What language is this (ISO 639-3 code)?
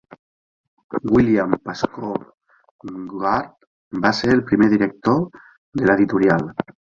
cat